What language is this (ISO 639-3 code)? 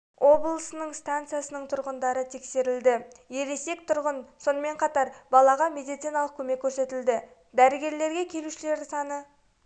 kaz